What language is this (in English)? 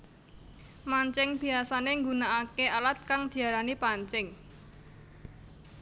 Javanese